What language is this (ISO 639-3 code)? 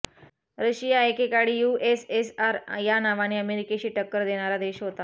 mar